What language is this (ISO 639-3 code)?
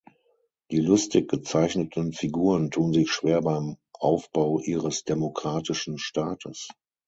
deu